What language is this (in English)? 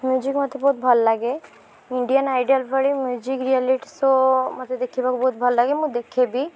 Odia